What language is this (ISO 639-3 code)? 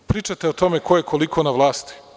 srp